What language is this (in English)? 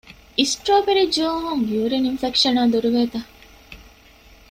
Divehi